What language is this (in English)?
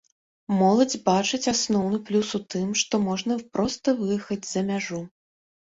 Belarusian